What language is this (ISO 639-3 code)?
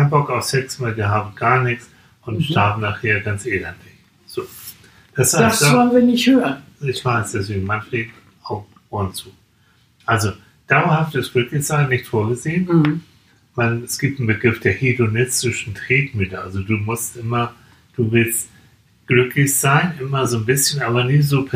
deu